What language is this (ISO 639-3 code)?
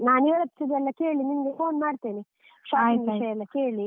kan